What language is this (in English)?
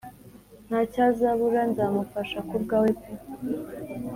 Kinyarwanda